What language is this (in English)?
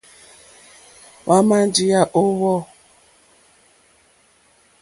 Mokpwe